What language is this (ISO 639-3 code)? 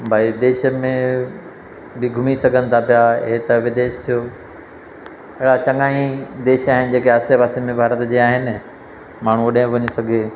snd